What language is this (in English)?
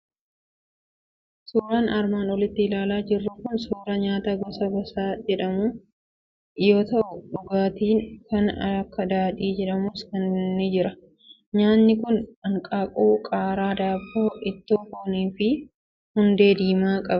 Oromo